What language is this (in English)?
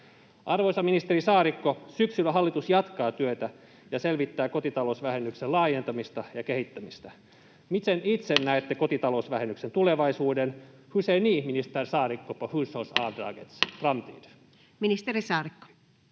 Finnish